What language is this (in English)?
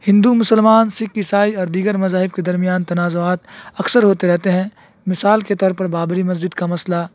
Urdu